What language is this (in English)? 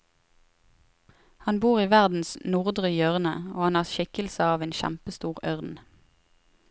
Norwegian